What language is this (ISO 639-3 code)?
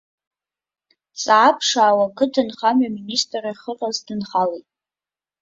abk